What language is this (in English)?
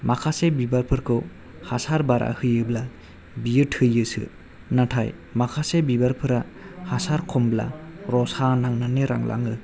Bodo